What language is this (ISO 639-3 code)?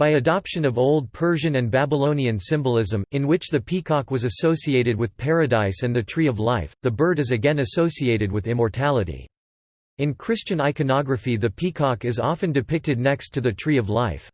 eng